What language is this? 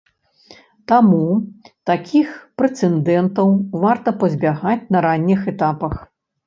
Belarusian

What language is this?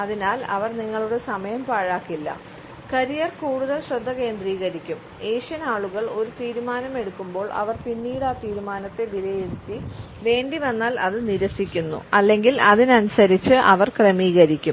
Malayalam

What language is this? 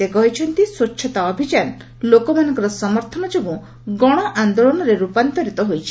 Odia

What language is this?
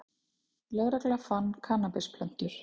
Icelandic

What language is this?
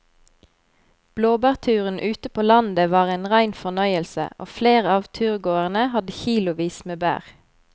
Norwegian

